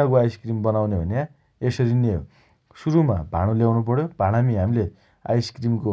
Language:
Dotyali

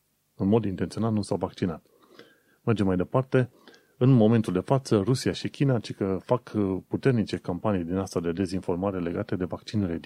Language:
Romanian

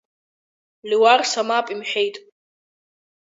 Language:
Abkhazian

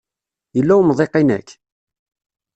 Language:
Kabyle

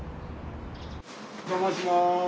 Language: Japanese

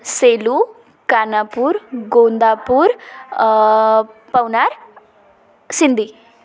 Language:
Marathi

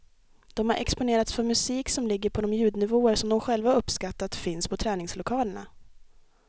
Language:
Swedish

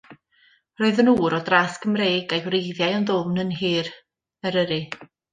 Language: Welsh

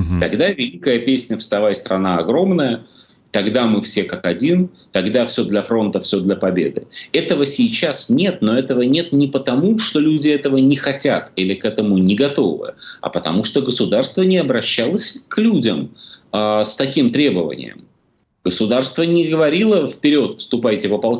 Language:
Russian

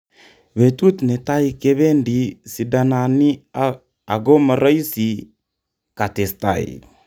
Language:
Kalenjin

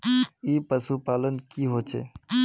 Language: Magahi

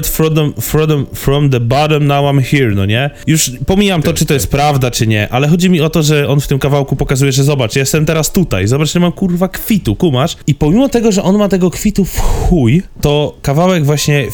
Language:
Polish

